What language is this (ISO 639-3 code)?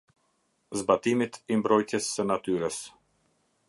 sqi